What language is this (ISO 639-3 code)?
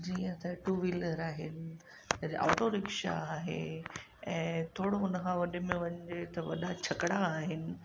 snd